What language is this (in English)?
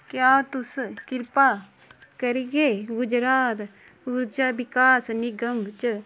Dogri